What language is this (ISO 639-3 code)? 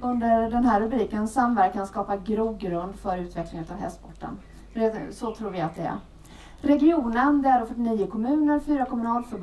swe